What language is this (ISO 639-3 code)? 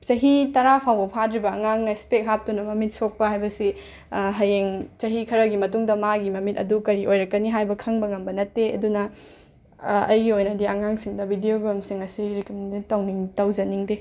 mni